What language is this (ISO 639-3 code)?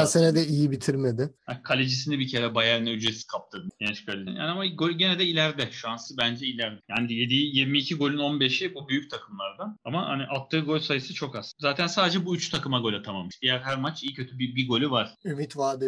tur